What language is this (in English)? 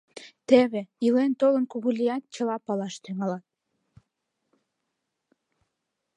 Mari